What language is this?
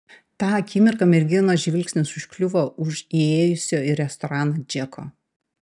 Lithuanian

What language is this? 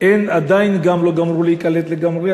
Hebrew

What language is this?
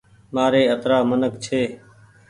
Goaria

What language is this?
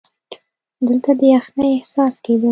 Pashto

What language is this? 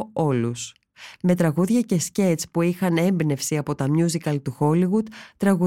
Greek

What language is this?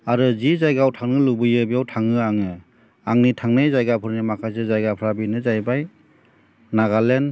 Bodo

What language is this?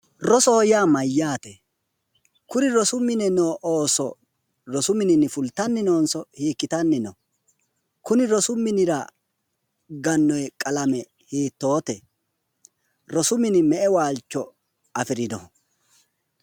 Sidamo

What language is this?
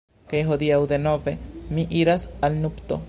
Esperanto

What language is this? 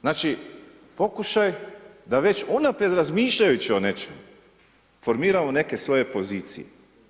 Croatian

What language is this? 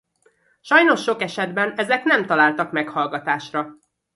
Hungarian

